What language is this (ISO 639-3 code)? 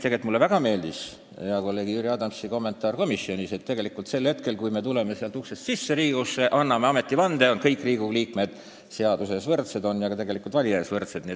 est